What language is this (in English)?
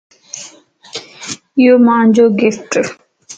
Lasi